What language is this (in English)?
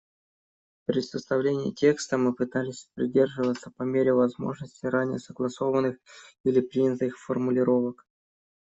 Russian